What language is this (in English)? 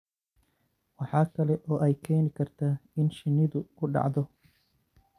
Somali